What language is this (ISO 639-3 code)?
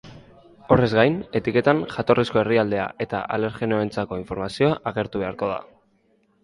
eus